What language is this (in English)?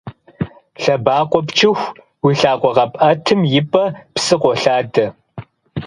Kabardian